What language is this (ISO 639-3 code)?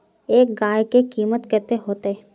mag